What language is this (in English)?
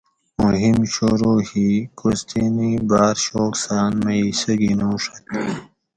Gawri